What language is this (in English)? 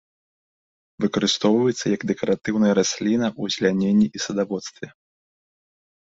Belarusian